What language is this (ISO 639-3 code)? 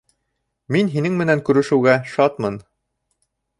bak